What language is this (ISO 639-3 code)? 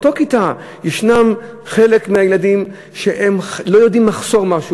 heb